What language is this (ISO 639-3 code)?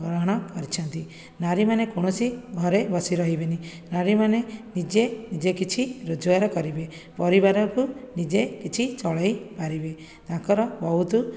ori